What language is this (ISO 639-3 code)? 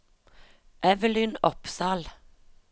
nor